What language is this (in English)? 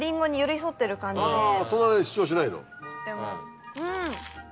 Japanese